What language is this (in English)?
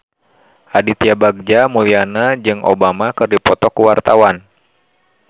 Sundanese